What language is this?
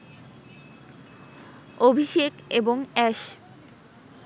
Bangla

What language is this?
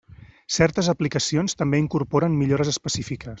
Catalan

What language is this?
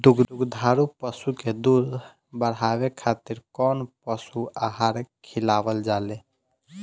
Bhojpuri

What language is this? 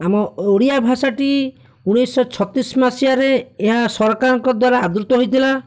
Odia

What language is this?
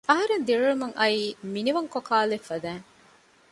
Divehi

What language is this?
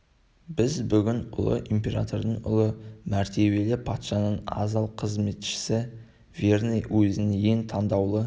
Kazakh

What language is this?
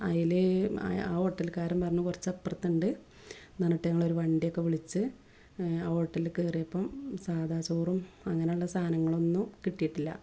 Malayalam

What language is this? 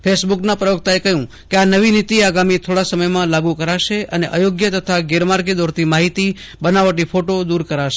Gujarati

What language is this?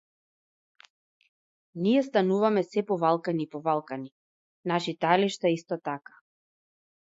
Macedonian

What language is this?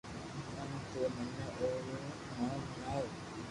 Loarki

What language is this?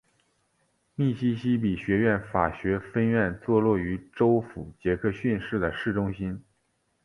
Chinese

